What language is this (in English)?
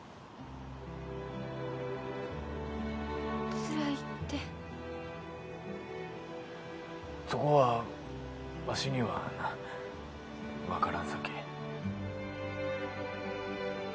Japanese